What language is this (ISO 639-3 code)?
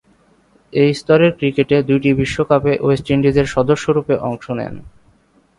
ben